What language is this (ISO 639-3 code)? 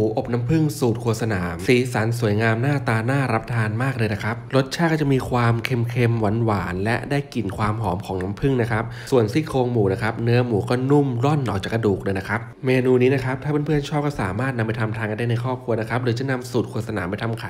tha